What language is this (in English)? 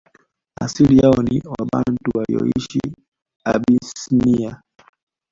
Swahili